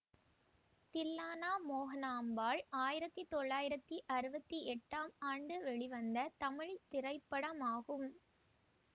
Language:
Tamil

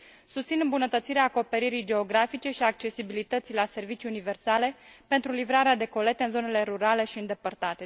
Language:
Romanian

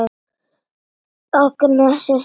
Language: Icelandic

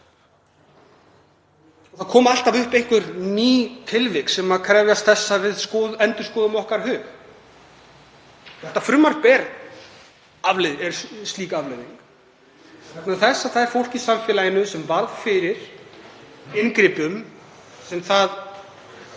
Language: Icelandic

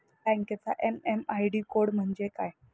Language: Marathi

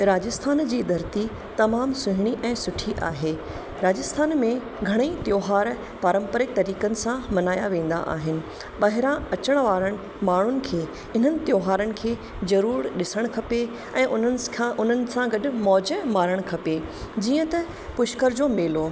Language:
Sindhi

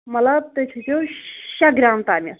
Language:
Kashmiri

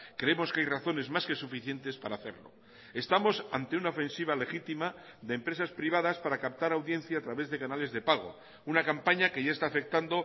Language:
Spanish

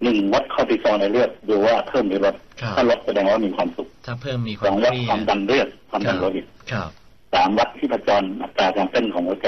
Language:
Thai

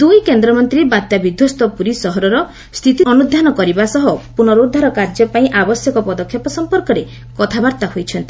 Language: Odia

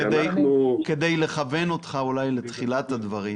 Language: Hebrew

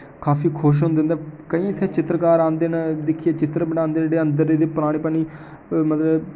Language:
Dogri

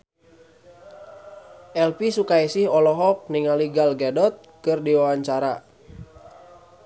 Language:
Sundanese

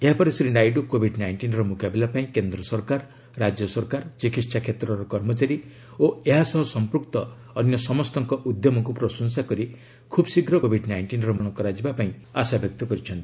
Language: Odia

